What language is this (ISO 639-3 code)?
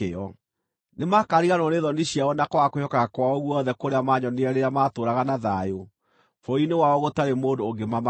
kik